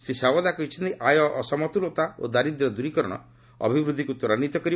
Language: Odia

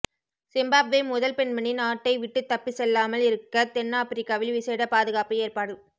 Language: Tamil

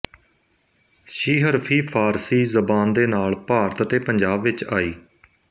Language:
Punjabi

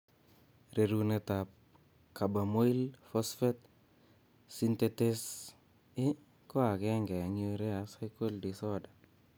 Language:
Kalenjin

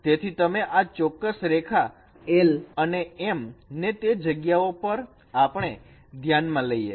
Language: Gujarati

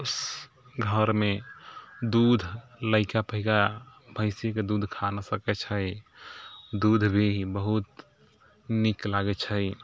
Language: Maithili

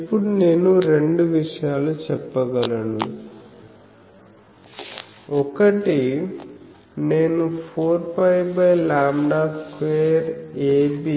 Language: Telugu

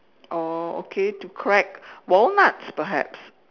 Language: English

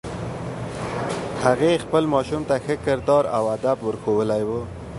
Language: Pashto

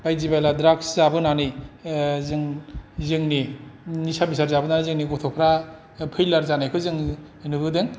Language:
Bodo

